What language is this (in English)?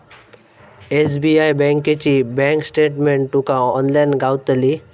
Marathi